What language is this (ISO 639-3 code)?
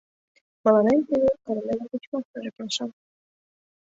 chm